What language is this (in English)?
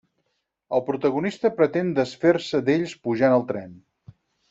Catalan